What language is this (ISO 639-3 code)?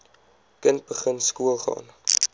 afr